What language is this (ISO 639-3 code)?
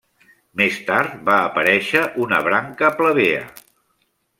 cat